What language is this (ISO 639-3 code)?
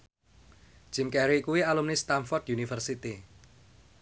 jav